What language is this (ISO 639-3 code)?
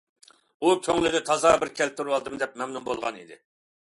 uig